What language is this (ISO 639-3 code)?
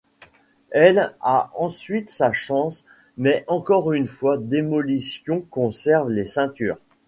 fra